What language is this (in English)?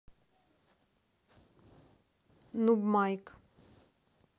Russian